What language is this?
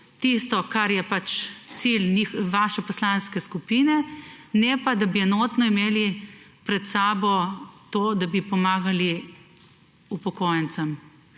Slovenian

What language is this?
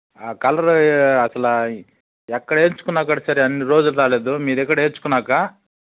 Telugu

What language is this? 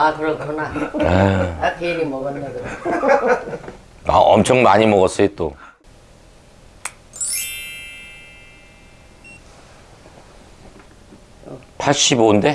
Korean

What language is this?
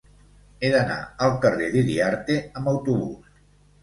Catalan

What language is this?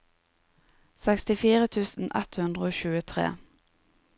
Norwegian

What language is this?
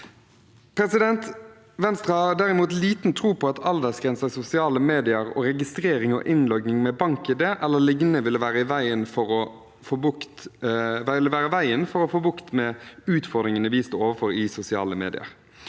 Norwegian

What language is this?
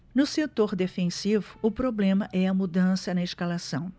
Portuguese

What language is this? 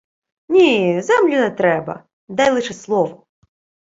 Ukrainian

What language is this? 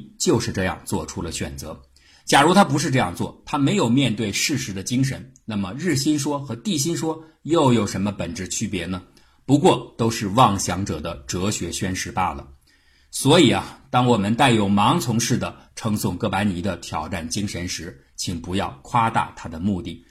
Chinese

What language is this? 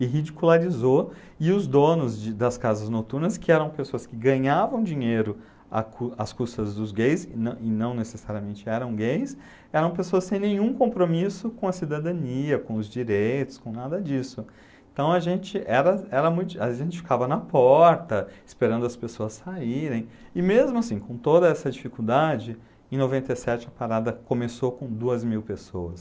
Portuguese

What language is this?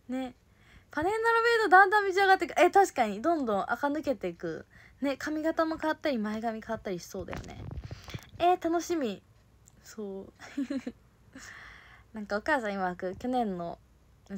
Japanese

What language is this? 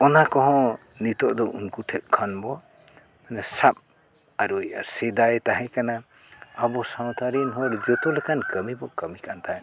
Santali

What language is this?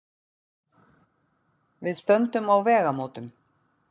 Icelandic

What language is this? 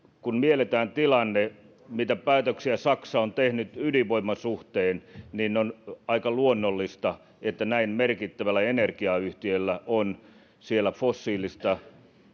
Finnish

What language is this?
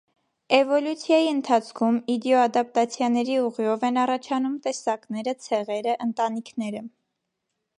Armenian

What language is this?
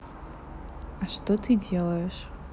Russian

